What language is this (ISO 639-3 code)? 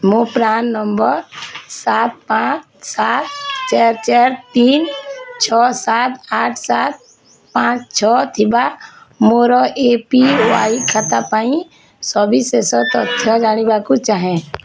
ori